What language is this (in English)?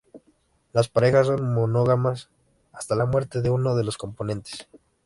Spanish